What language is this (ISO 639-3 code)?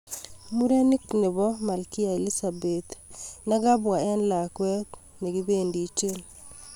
kln